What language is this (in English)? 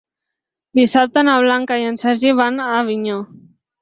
Catalan